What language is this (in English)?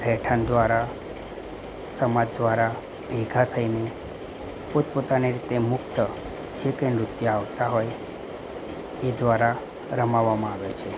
Gujarati